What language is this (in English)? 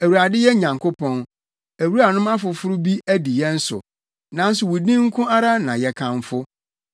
Akan